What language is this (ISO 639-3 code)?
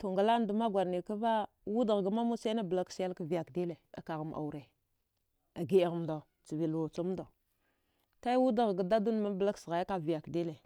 dgh